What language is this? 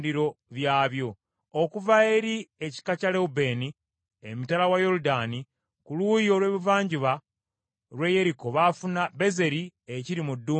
Ganda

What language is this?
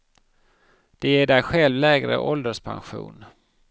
Swedish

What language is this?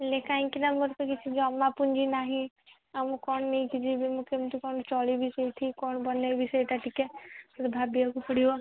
Odia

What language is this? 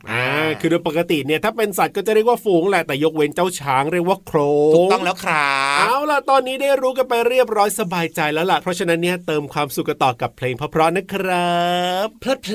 Thai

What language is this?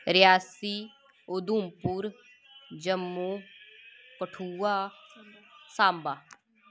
Dogri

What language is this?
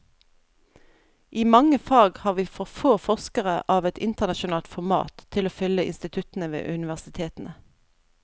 Norwegian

